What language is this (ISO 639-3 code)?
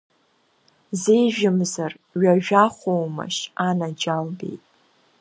abk